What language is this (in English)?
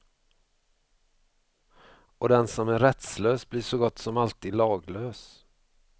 Swedish